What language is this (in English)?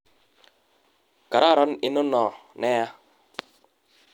Kalenjin